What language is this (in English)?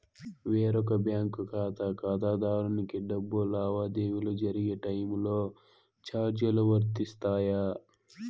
Telugu